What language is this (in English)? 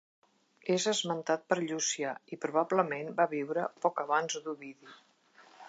Catalan